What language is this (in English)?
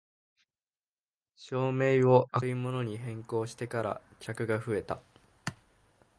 Japanese